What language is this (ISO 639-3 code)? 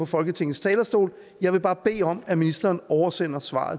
dan